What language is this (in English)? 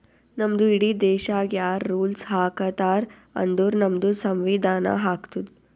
Kannada